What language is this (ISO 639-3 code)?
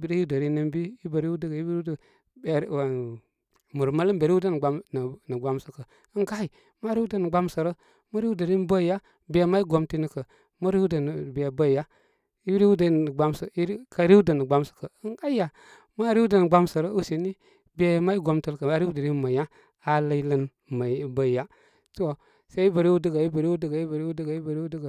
kmy